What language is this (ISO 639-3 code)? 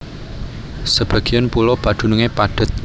jav